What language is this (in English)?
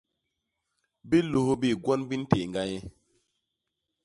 Basaa